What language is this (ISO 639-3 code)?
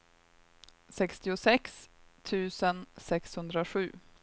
swe